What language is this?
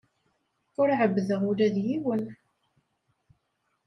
Kabyle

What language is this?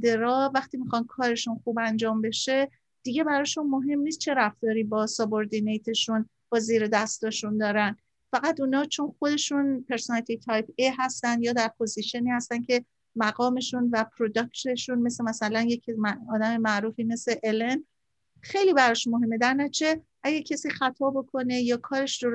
Persian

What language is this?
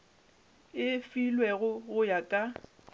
Northern Sotho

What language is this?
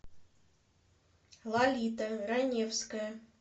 Russian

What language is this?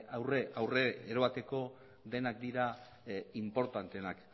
Basque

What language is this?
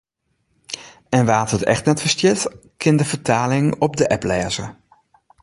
Western Frisian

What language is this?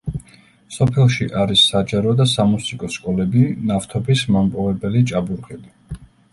Georgian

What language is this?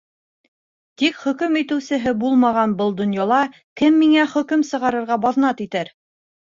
Bashkir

